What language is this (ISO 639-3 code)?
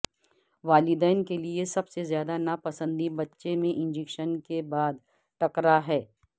urd